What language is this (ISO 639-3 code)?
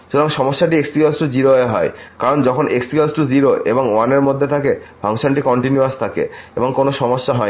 ben